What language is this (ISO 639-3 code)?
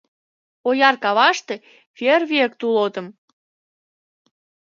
chm